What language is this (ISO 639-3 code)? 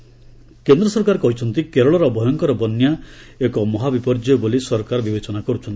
ori